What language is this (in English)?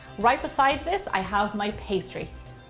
English